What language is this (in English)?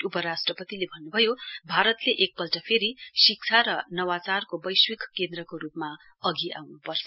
Nepali